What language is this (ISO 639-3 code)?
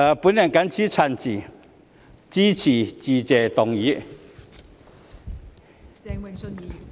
yue